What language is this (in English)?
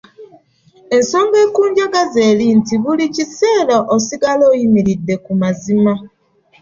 Ganda